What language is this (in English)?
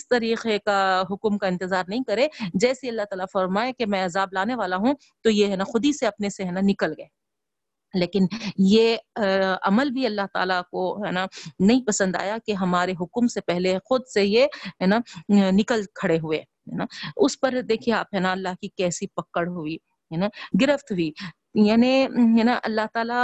Urdu